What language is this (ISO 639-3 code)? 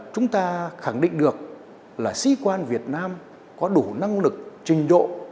vie